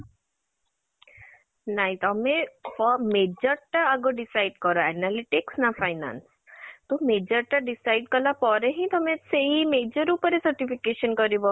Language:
Odia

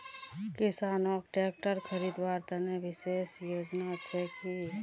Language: Magahi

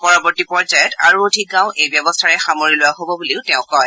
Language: Assamese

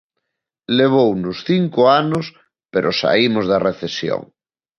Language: Galician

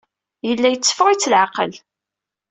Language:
Kabyle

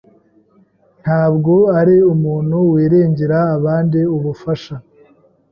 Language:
Kinyarwanda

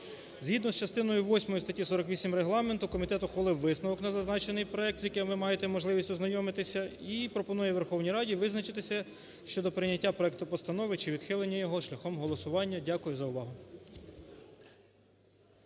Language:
Ukrainian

